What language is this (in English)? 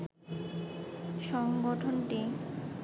Bangla